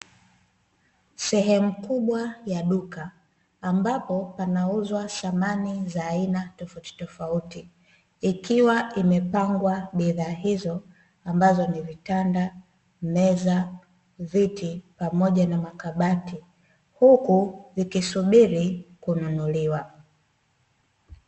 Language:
Swahili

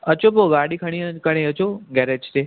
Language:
Sindhi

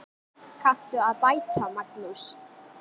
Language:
Icelandic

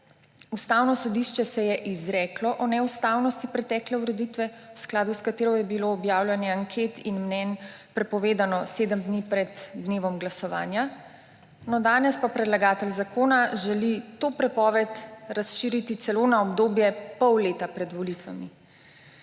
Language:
Slovenian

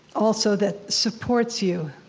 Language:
English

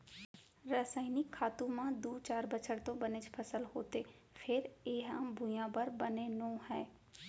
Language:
Chhattisgarhi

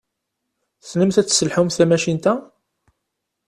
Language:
Kabyle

